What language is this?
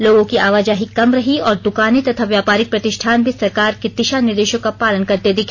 Hindi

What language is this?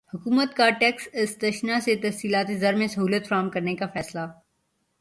Urdu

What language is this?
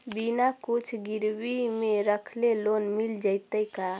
Magahi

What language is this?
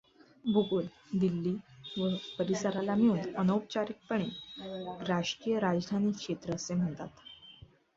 Marathi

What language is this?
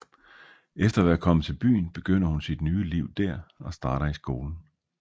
Danish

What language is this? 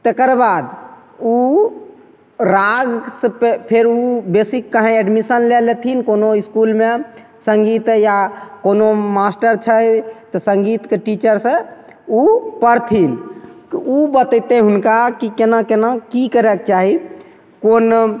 Maithili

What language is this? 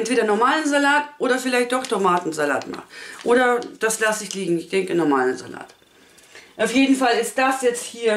German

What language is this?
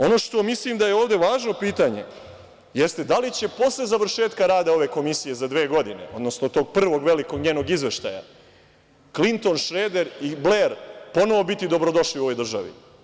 Serbian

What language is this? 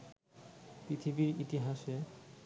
Bangla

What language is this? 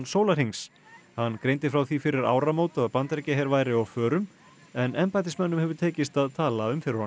Icelandic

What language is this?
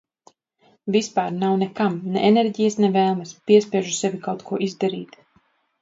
Latvian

